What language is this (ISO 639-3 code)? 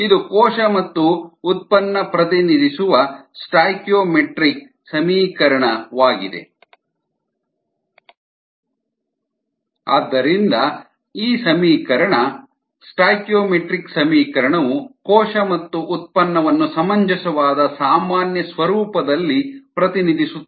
kan